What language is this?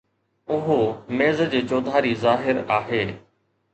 Sindhi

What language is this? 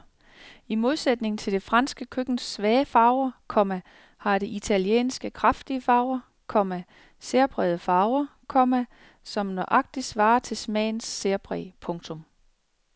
Danish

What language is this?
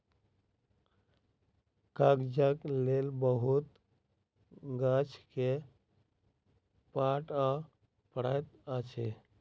Maithili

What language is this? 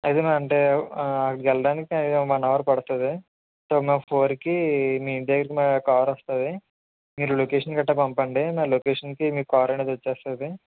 Telugu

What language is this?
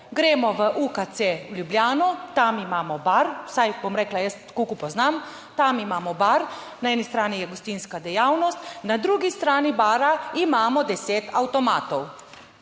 Slovenian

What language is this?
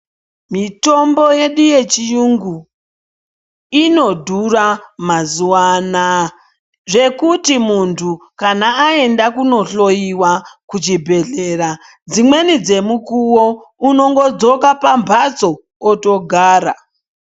Ndau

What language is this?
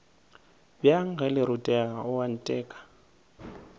Northern Sotho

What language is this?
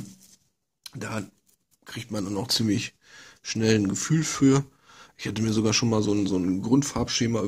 German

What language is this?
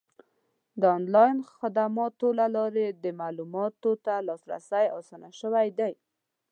Pashto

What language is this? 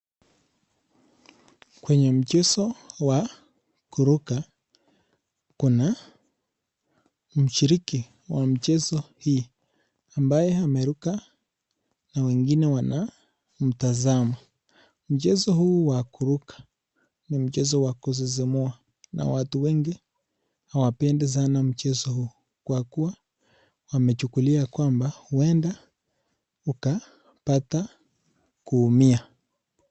Swahili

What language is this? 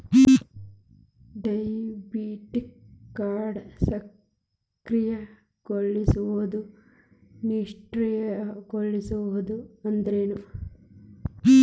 Kannada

